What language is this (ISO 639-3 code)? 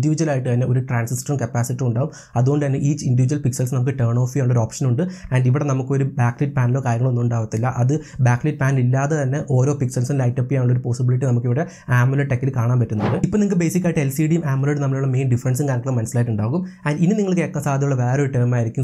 mal